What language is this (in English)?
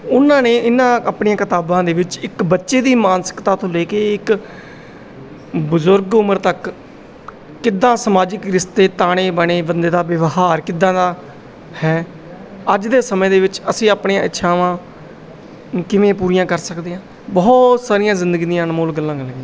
Punjabi